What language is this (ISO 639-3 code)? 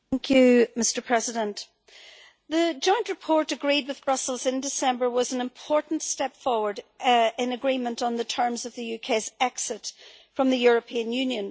eng